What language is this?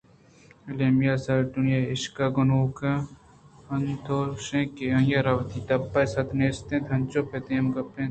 Eastern Balochi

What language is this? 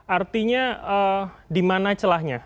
Indonesian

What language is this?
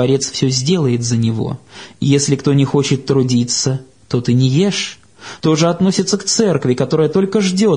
Russian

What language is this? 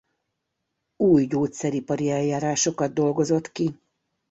Hungarian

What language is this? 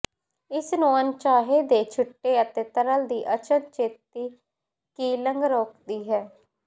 Punjabi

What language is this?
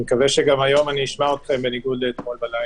Hebrew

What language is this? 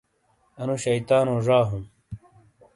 Shina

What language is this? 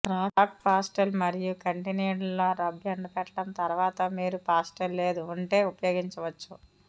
Telugu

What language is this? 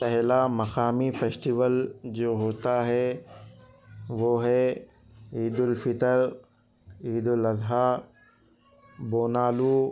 Urdu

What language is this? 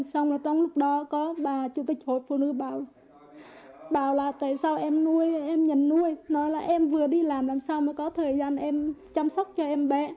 Vietnamese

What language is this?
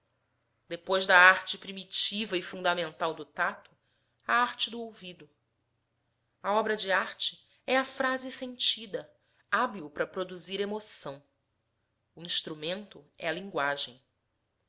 Portuguese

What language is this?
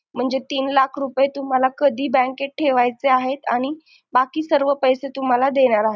Marathi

